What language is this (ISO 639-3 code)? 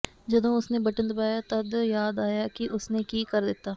pan